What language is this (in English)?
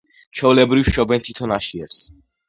Georgian